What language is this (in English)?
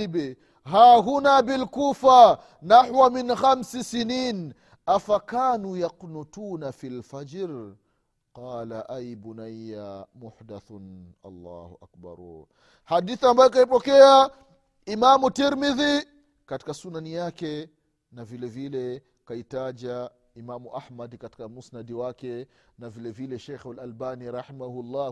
Swahili